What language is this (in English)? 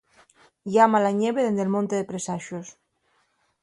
Asturian